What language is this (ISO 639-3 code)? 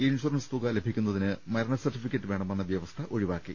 mal